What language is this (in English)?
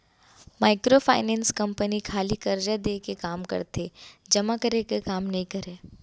Chhattisgarhi